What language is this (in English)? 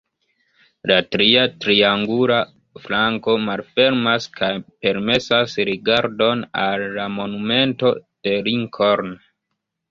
Esperanto